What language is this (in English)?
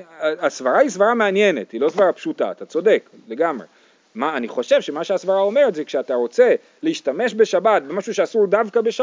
Hebrew